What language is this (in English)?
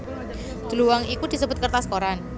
Javanese